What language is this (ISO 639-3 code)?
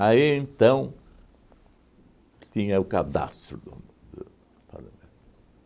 por